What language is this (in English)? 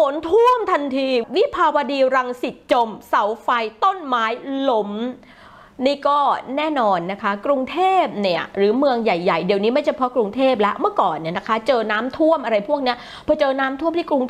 Thai